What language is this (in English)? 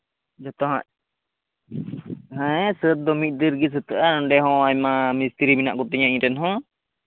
Santali